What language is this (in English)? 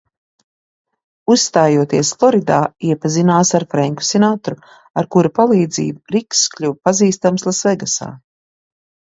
Latvian